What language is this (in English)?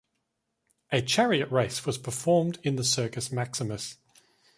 English